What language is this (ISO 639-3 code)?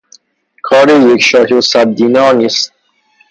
fas